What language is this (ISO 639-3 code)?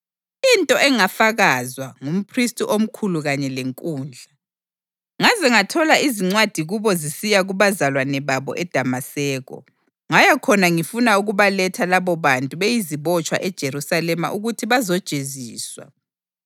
nde